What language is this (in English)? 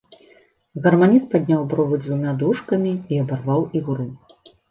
Belarusian